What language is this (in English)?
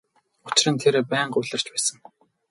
Mongolian